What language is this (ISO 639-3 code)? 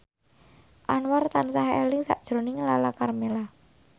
jav